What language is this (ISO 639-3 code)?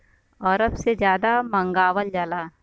bho